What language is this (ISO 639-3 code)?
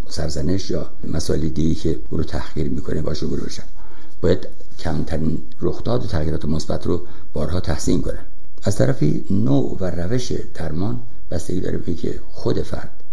fas